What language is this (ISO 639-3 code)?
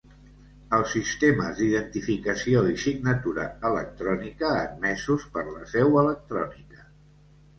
cat